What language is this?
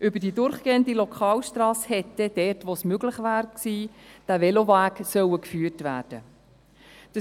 Swiss German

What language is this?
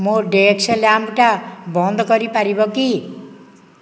Odia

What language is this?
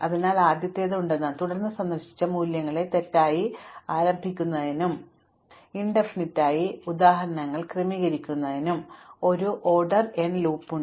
Malayalam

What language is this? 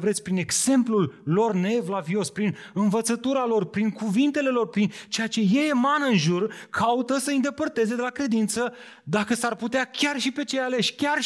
Romanian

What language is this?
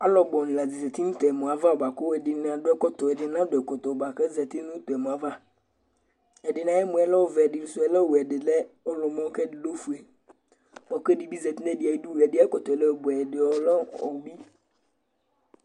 Ikposo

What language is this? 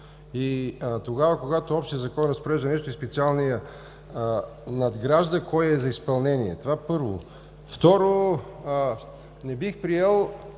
Bulgarian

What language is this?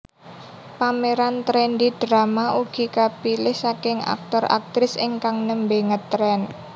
Javanese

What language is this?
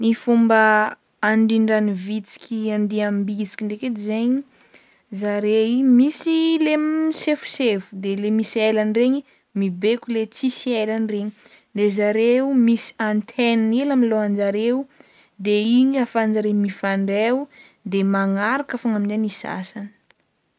Northern Betsimisaraka Malagasy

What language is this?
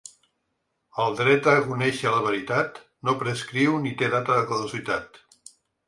Catalan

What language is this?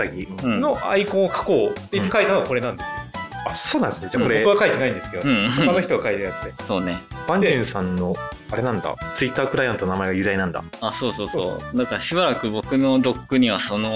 Japanese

